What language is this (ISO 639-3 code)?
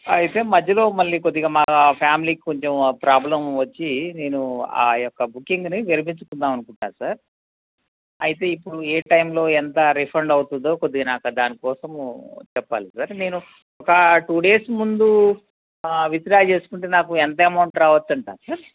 tel